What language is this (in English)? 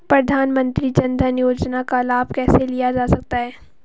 Hindi